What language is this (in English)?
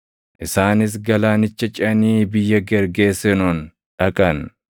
Oromo